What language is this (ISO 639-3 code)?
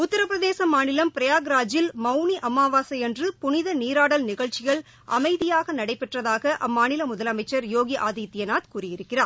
tam